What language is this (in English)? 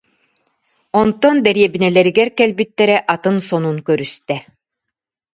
Yakut